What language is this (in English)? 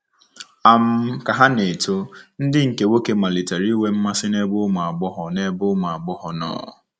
Igbo